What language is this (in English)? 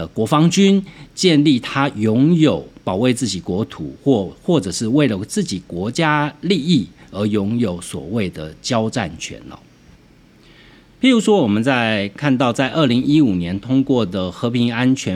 Chinese